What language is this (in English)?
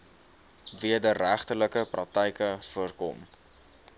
Afrikaans